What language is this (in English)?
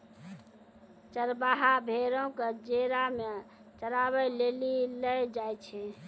Maithili